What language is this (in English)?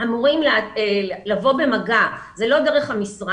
Hebrew